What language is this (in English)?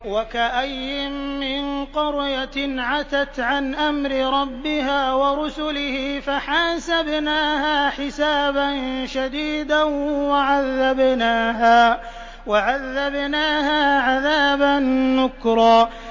Arabic